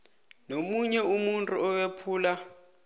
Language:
South Ndebele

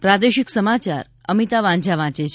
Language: Gujarati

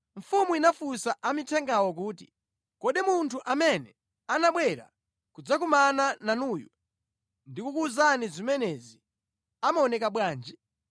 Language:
Nyanja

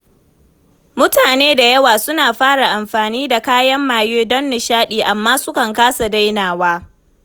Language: Hausa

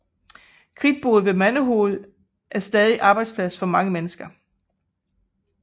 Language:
Danish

